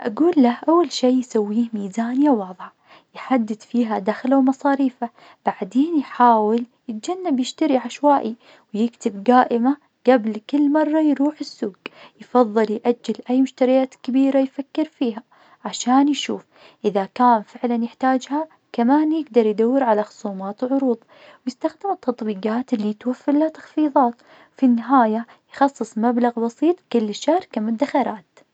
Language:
Najdi Arabic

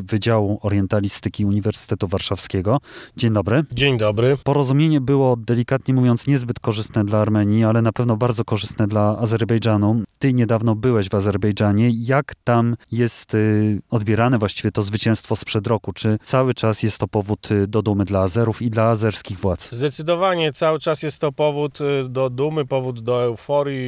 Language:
Polish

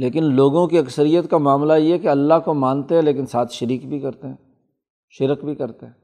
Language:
Urdu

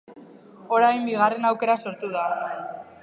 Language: Basque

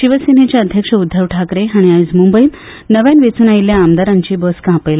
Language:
Konkani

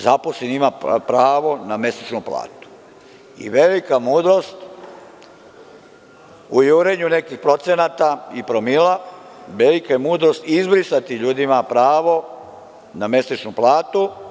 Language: Serbian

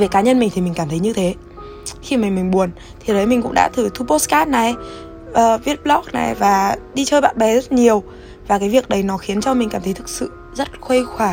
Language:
Vietnamese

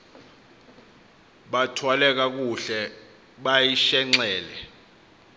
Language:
Xhosa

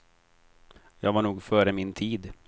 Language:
Swedish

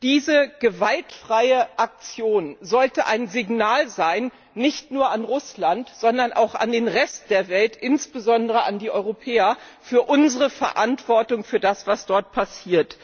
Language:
German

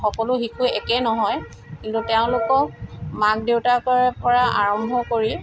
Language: Assamese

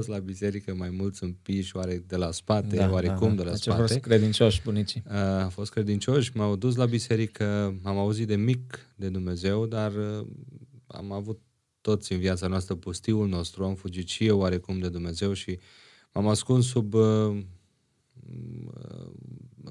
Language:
Romanian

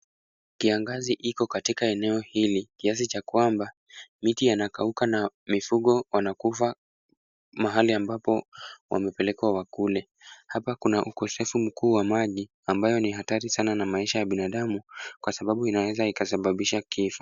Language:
Swahili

